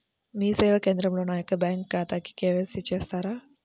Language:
Telugu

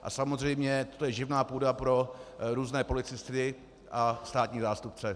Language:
Czech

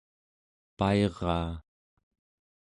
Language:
Central Yupik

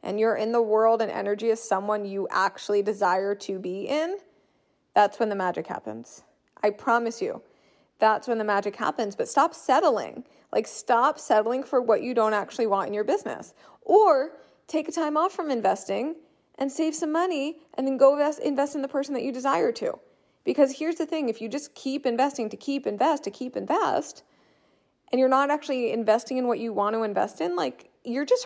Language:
English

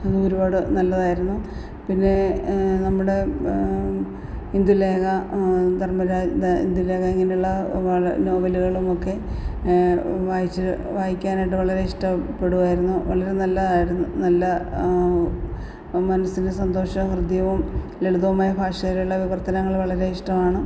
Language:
Malayalam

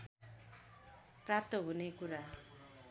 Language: Nepali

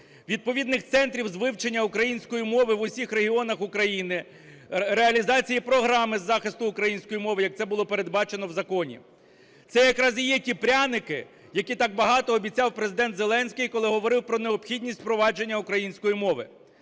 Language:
Ukrainian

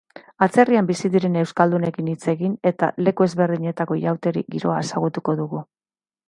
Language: Basque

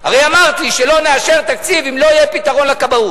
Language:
Hebrew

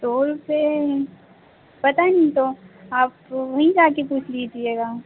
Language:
Hindi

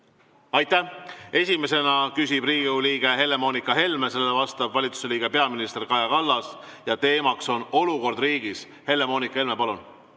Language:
Estonian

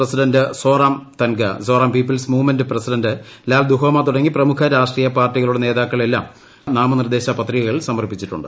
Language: Malayalam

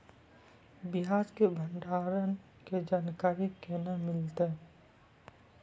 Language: Maithili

